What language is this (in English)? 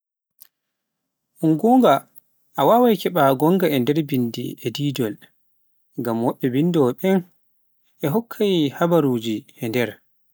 Pular